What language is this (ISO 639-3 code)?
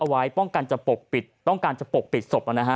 tha